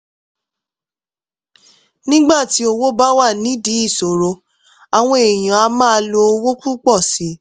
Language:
Yoruba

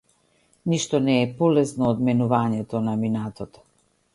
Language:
Macedonian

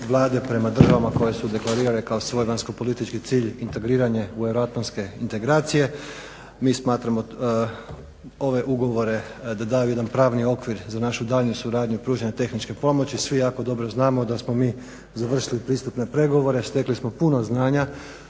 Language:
Croatian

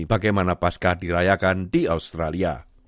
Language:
Indonesian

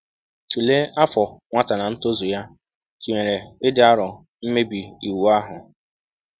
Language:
Igbo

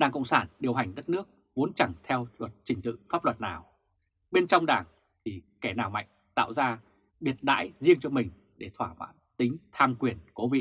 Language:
Vietnamese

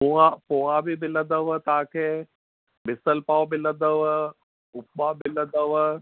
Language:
Sindhi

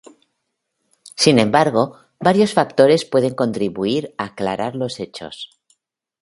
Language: Spanish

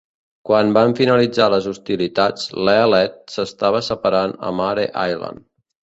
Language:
Catalan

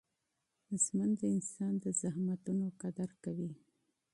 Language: Pashto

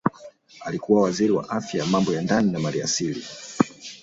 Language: Swahili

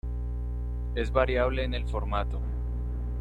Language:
Spanish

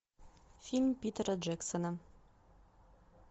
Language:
Russian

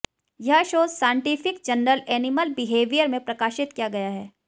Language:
Hindi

